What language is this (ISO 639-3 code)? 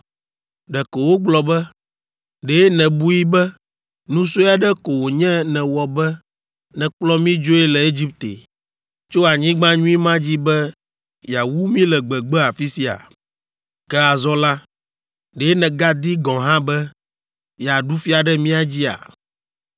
ewe